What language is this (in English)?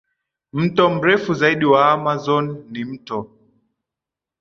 Swahili